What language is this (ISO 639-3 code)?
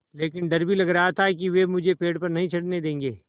hin